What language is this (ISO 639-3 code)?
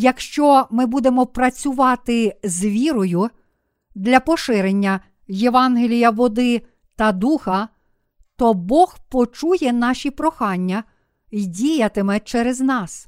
ukr